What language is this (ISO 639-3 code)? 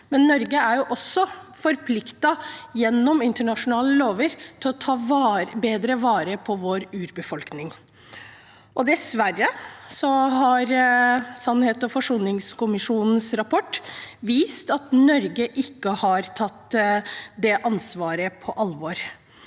nor